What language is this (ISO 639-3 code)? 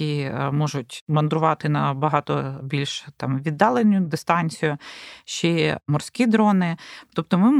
ukr